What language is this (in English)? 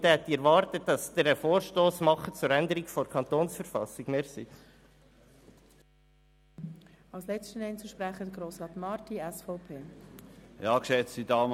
Swiss German